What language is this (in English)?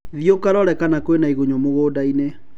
Kikuyu